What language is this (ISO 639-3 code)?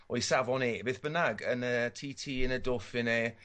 cym